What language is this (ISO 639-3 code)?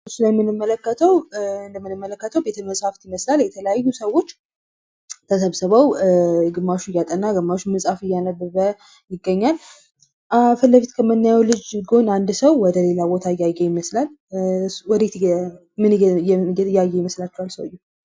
amh